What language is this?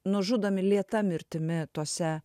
Lithuanian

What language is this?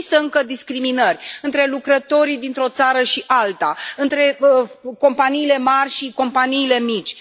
Romanian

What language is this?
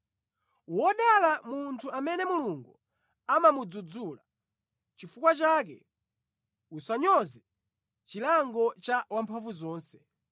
Nyanja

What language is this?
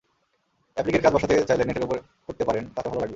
Bangla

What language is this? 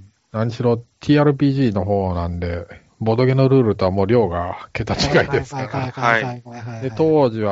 Japanese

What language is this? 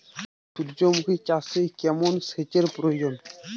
Bangla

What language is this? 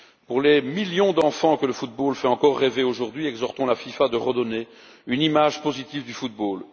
French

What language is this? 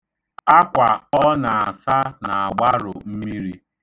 Igbo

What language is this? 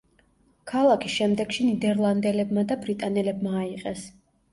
Georgian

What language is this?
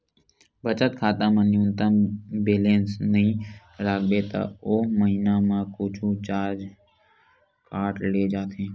Chhattisgarhi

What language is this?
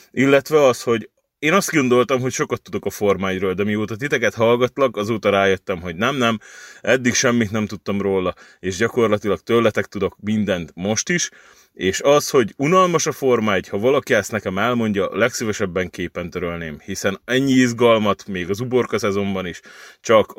Hungarian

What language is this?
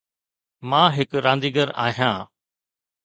Sindhi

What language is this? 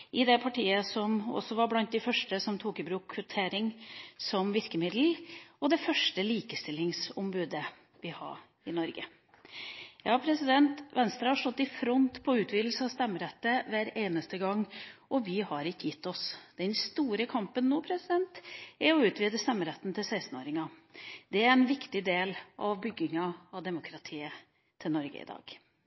Norwegian Bokmål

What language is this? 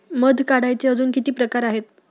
Marathi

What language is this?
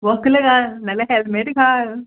Konkani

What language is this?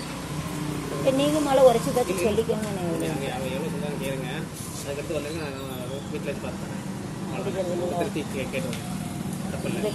Indonesian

